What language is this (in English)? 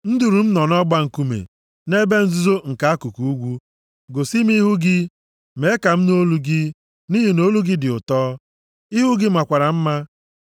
Igbo